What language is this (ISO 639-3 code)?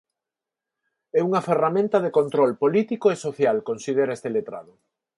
glg